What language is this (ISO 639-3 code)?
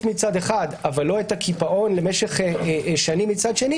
heb